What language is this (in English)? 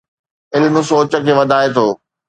Sindhi